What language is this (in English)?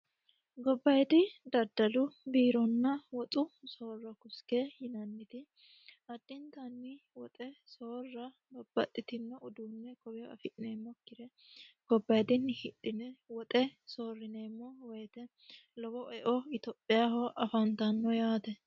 Sidamo